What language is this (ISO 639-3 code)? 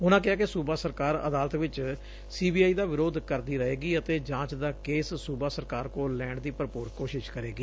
pan